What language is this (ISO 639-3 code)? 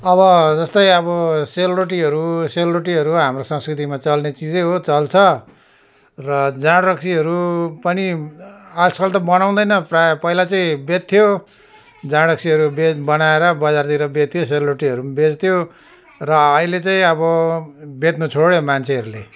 nep